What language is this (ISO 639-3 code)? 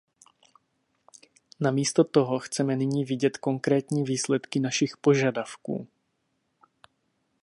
ces